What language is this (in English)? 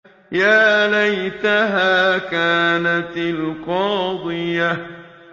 Arabic